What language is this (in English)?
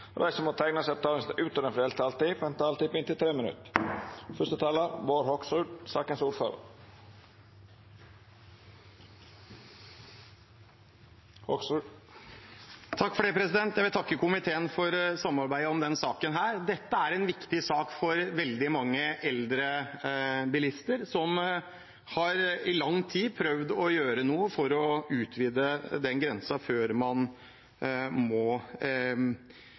Norwegian